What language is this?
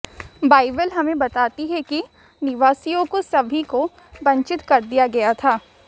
Hindi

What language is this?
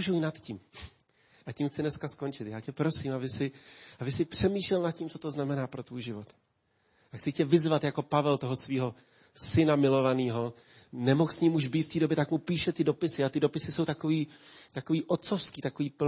Czech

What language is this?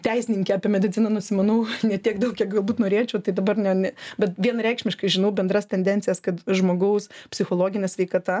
Lithuanian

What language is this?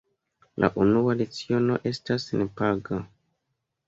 Esperanto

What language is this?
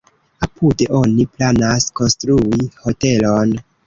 Esperanto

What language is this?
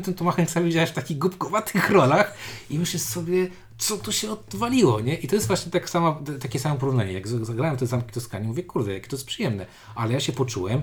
Polish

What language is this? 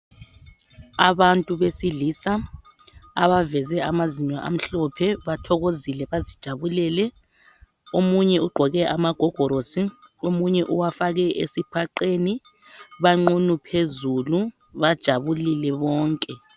North Ndebele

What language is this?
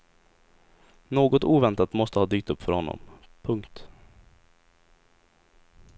Swedish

